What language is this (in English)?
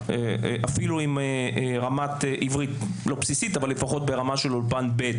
Hebrew